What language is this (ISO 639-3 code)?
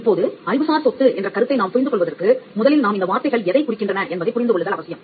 tam